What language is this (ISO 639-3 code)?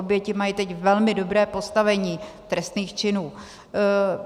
ces